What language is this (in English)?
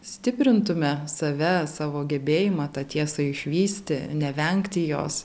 Lithuanian